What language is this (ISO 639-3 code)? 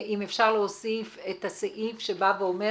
heb